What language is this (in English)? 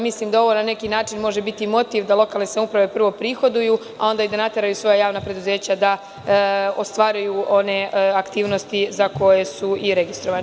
Serbian